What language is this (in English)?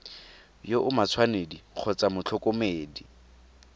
Tswana